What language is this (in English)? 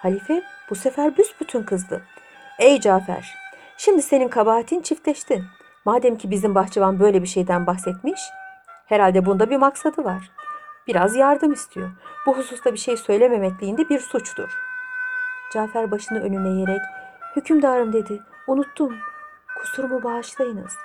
Turkish